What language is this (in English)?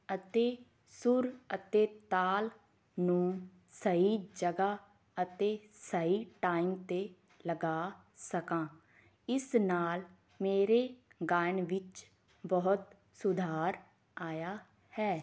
Punjabi